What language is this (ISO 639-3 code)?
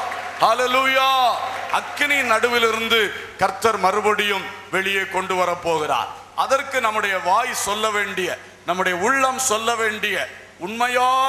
tur